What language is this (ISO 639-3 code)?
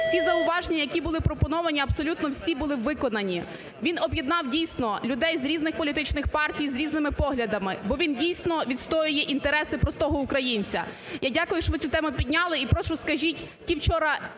ukr